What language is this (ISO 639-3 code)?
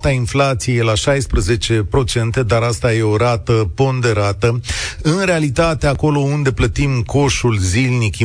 ron